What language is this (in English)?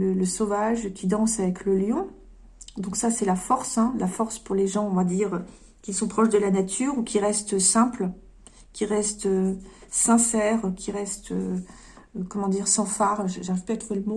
French